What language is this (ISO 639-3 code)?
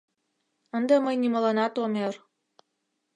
chm